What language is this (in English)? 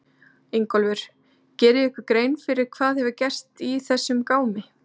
Icelandic